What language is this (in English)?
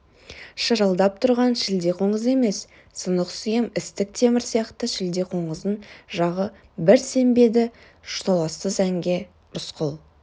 Kazakh